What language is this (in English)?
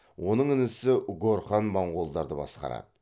Kazakh